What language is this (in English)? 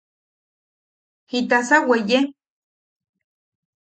Yaqui